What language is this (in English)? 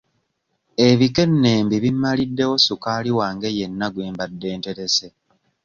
Ganda